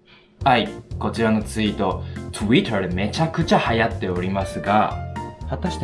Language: Japanese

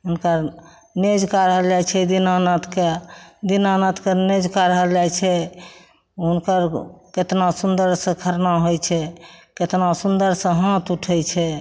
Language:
Maithili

